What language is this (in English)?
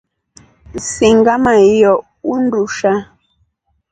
Rombo